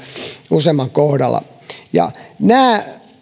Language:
Finnish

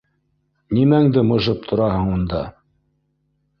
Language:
Bashkir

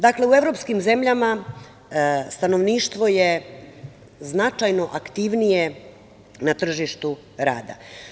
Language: Serbian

